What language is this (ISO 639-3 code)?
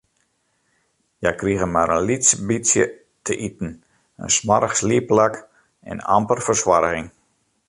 fry